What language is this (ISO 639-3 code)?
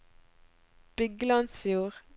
nor